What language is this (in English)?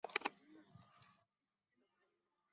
Chinese